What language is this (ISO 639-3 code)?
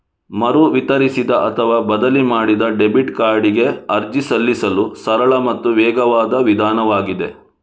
kan